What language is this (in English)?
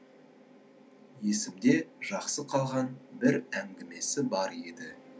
Kazakh